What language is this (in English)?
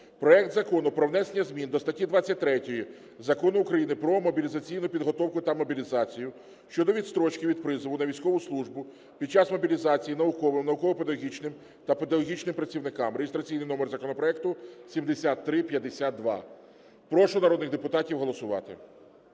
Ukrainian